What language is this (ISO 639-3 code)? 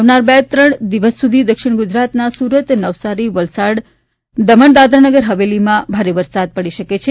guj